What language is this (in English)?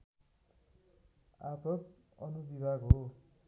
Nepali